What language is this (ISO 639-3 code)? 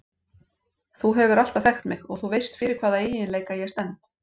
isl